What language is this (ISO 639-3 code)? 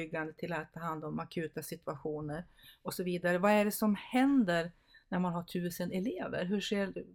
swe